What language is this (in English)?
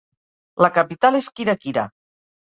Catalan